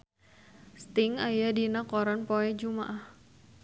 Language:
Sundanese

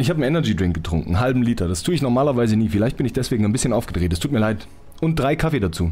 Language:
German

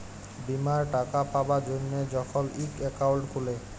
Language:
Bangla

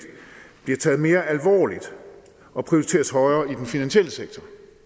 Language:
Danish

